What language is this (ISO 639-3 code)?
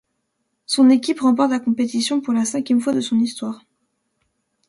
fra